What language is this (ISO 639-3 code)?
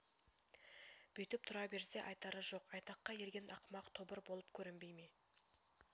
kaz